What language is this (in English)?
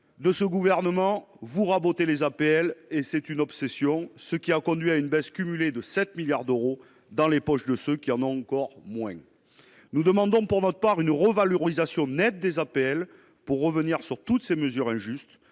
French